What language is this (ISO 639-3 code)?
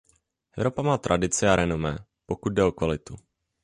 ces